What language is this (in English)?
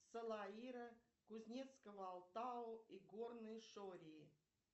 Russian